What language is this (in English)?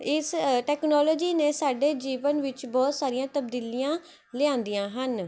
Punjabi